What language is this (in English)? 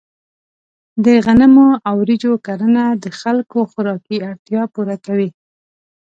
Pashto